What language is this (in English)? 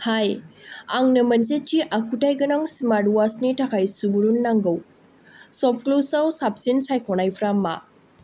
Bodo